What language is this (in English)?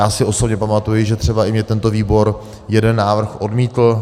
Czech